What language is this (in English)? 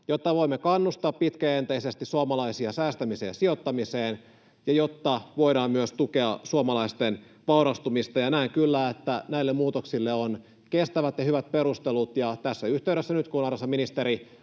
Finnish